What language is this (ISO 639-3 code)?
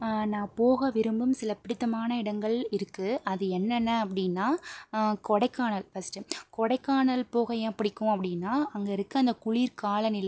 tam